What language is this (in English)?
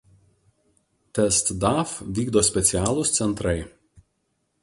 Lithuanian